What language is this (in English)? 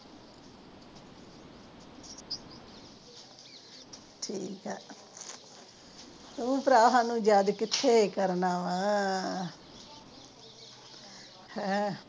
Punjabi